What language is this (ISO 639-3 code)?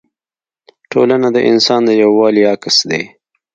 pus